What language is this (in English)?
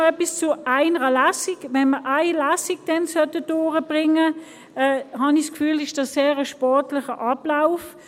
Swiss German